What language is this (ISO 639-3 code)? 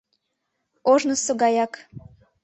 chm